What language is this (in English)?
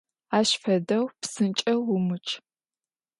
Adyghe